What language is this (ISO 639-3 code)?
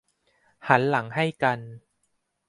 tha